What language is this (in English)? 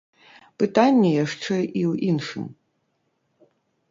Belarusian